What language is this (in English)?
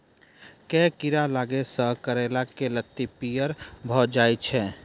Maithili